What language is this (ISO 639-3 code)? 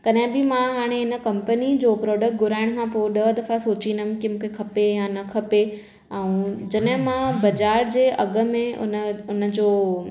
snd